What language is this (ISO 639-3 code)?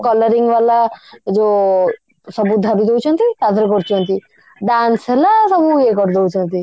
ori